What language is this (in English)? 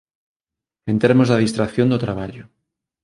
Galician